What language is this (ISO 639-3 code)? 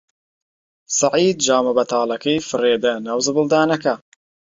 ckb